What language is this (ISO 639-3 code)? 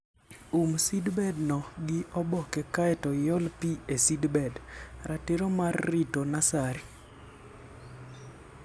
luo